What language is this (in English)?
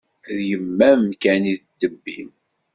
Kabyle